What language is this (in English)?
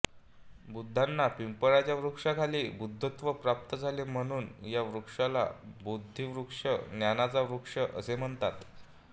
Marathi